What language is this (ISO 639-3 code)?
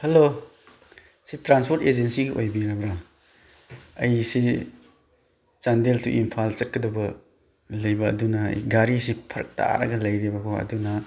mni